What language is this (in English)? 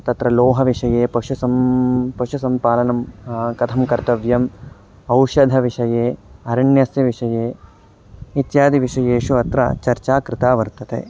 Sanskrit